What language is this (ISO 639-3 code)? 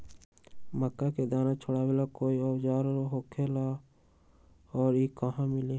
mag